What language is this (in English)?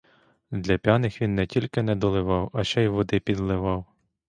Ukrainian